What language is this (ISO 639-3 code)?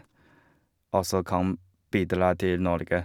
nor